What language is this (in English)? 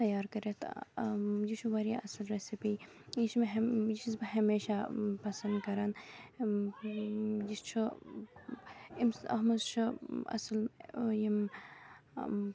Kashmiri